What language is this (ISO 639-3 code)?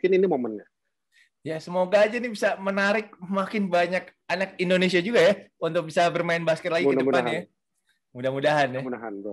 ind